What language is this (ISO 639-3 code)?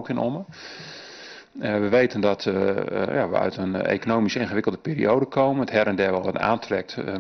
nld